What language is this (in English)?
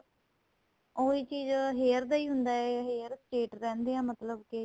Punjabi